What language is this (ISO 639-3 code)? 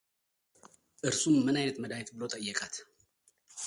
amh